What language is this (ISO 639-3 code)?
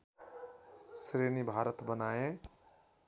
nep